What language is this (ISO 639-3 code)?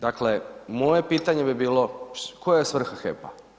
hrv